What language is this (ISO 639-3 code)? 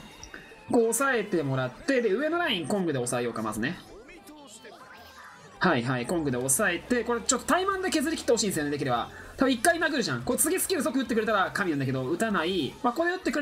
jpn